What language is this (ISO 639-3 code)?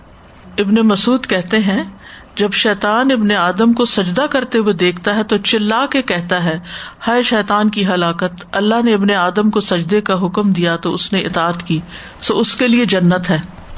urd